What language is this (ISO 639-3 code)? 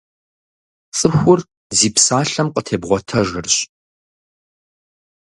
kbd